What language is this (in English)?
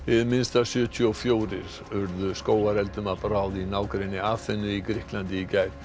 Icelandic